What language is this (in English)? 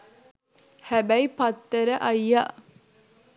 Sinhala